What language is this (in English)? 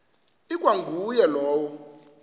Xhosa